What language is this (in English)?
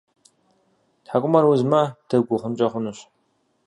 Kabardian